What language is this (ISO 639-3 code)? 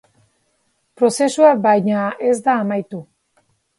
eus